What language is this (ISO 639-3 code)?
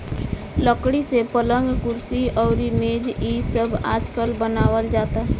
bho